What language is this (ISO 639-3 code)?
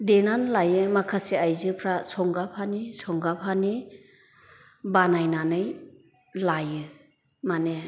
brx